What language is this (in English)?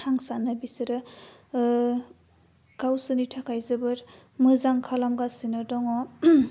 Bodo